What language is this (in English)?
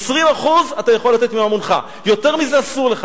Hebrew